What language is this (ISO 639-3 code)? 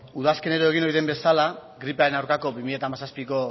eus